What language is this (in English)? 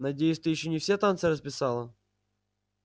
Russian